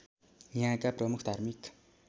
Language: Nepali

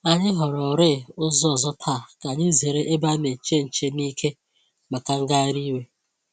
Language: Igbo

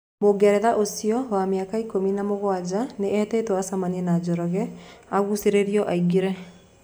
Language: Kikuyu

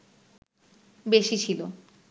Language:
Bangla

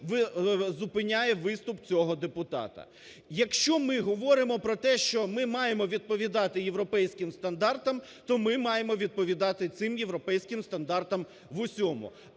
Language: Ukrainian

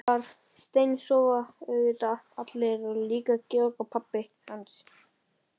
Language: Icelandic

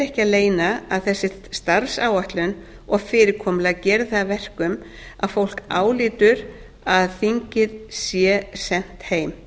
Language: Icelandic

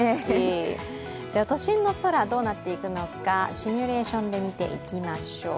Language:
Japanese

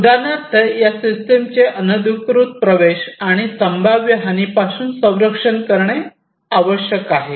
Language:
Marathi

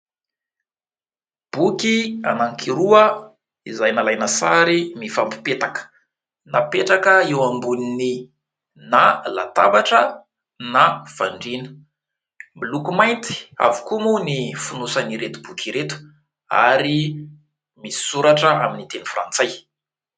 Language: Malagasy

